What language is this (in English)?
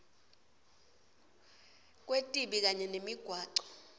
Swati